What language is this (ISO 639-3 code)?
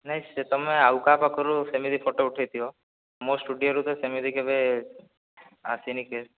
ori